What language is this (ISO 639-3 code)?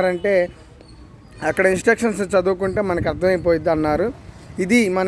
eng